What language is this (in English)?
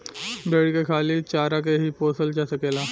Bhojpuri